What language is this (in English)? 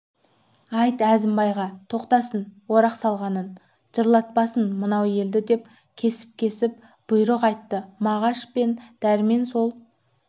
Kazakh